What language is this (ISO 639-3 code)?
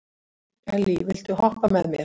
isl